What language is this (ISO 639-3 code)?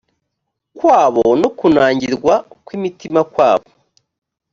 kin